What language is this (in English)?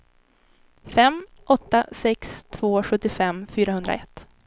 Swedish